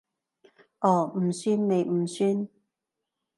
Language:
Cantonese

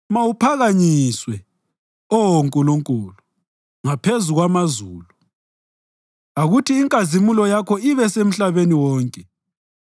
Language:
North Ndebele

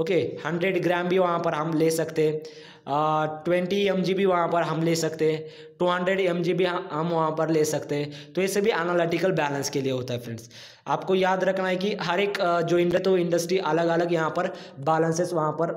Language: Hindi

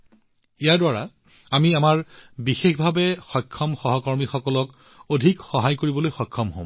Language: Assamese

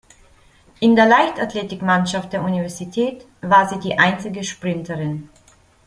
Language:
German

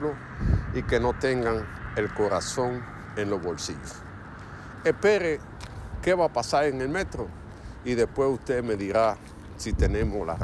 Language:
Spanish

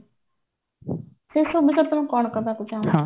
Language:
Odia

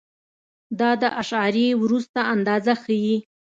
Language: Pashto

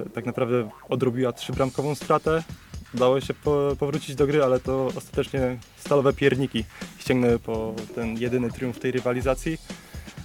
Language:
Polish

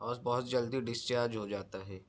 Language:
Urdu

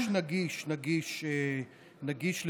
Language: Hebrew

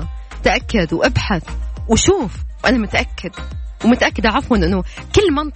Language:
Arabic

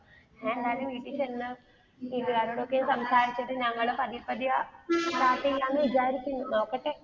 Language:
Malayalam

